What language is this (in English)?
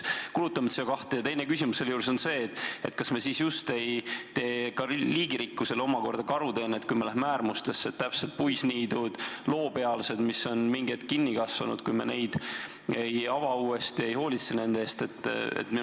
Estonian